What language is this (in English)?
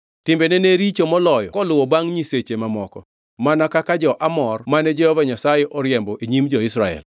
Luo (Kenya and Tanzania)